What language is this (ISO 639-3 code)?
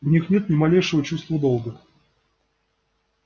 rus